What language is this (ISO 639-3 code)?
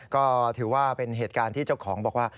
tha